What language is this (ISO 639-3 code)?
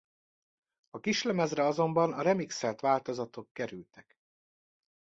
hun